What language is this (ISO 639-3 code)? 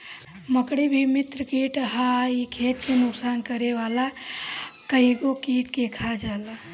bho